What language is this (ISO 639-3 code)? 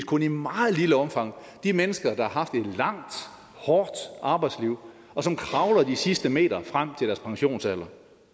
dan